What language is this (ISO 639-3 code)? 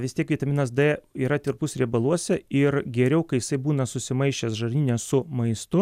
lit